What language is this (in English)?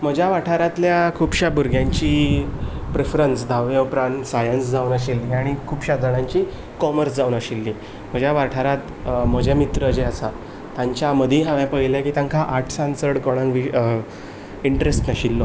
Konkani